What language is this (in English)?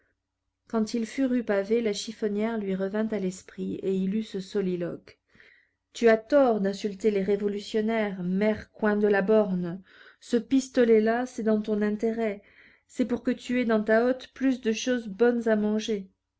French